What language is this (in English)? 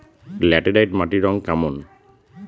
Bangla